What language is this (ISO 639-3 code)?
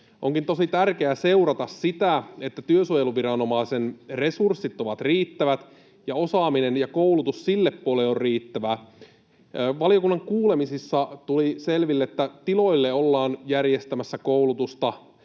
fin